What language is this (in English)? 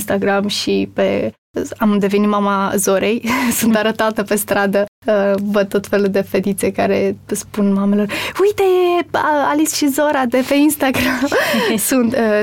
Romanian